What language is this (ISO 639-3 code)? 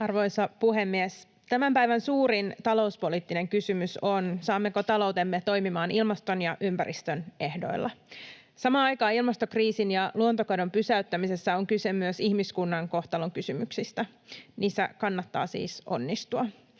fin